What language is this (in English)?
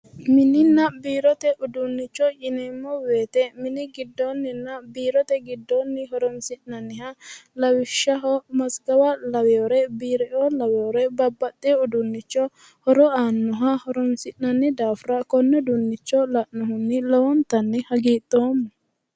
Sidamo